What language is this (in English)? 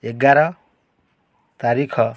Odia